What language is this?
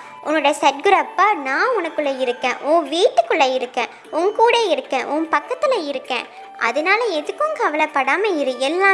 Tamil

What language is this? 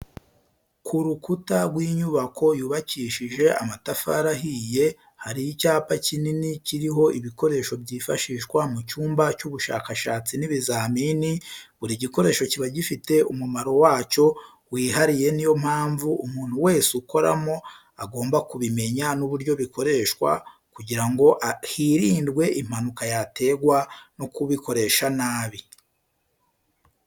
Kinyarwanda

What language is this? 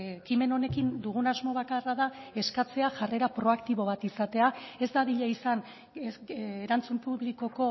Basque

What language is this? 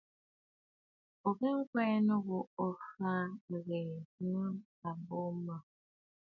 Bafut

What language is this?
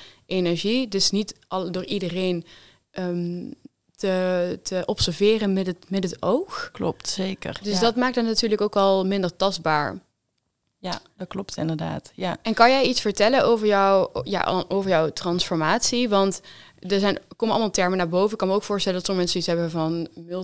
Dutch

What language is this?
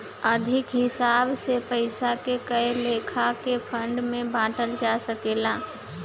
Bhojpuri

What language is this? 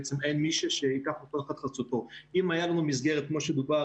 Hebrew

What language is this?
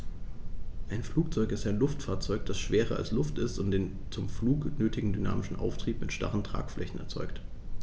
German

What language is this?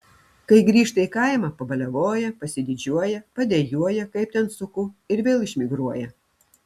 Lithuanian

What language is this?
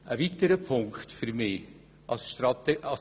Swiss German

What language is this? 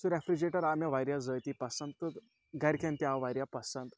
Kashmiri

